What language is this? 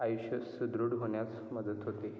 Marathi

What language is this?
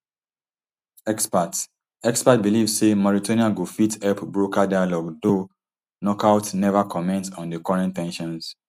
Nigerian Pidgin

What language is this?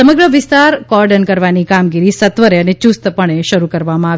Gujarati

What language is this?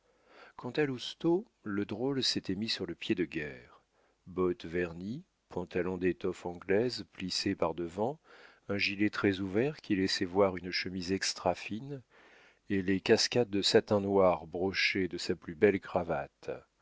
French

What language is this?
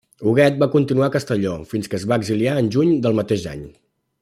Catalan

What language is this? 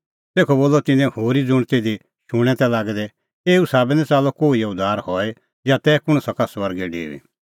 Kullu Pahari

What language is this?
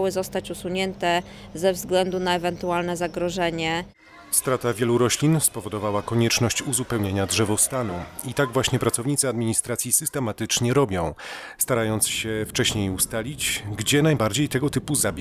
Polish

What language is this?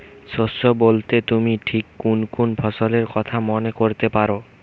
Bangla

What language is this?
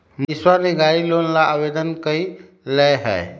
Magahi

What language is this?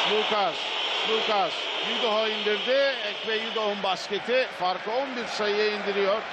Turkish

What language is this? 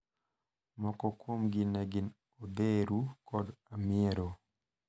Luo (Kenya and Tanzania)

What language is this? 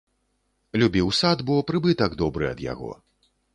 Belarusian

